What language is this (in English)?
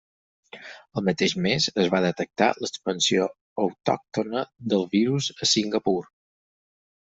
Catalan